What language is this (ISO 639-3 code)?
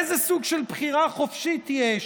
heb